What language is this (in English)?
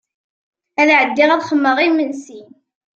Kabyle